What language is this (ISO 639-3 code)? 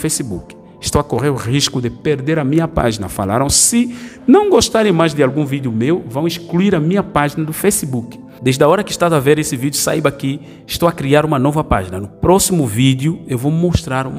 por